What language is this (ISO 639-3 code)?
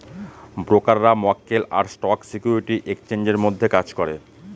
ben